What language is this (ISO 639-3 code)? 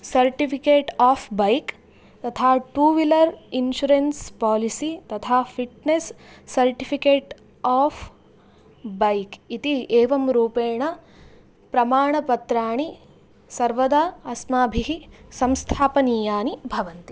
san